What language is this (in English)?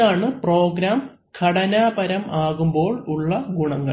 Malayalam